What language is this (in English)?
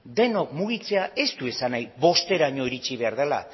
Basque